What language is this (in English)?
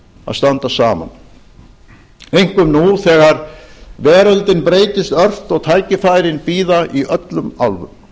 Icelandic